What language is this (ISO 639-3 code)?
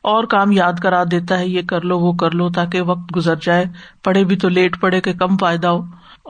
urd